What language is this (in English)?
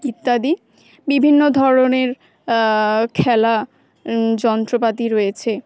Bangla